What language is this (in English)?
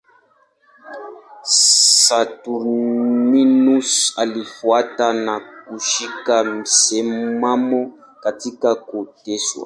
Swahili